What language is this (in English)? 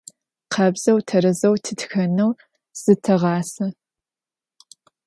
Adyghe